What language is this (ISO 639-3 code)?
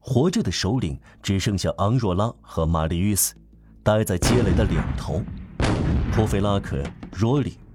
zho